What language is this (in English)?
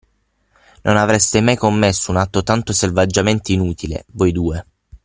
Italian